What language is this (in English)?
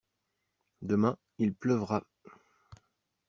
French